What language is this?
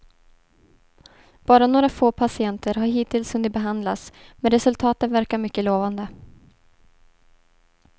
Swedish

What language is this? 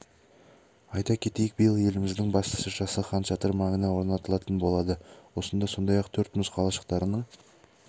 Kazakh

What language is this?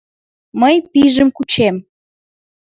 Mari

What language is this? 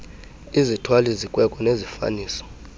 Xhosa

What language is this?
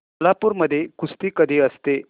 Marathi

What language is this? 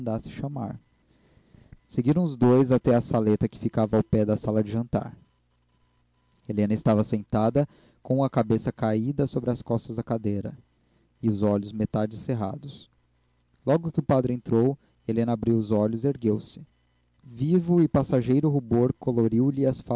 Portuguese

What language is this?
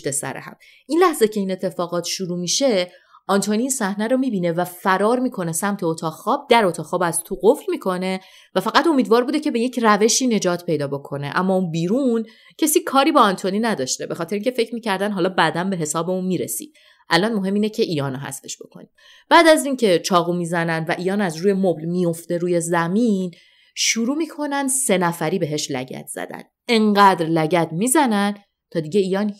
Persian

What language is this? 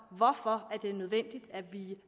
Danish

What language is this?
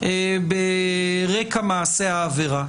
Hebrew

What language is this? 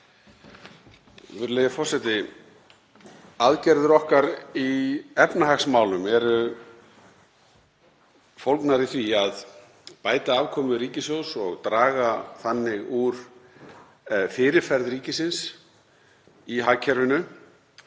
Icelandic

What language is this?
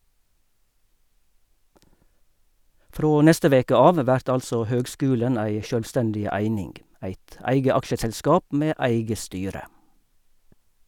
Norwegian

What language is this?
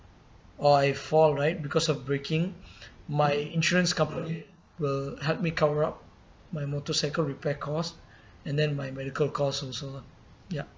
English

